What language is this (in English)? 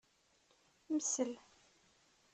Kabyle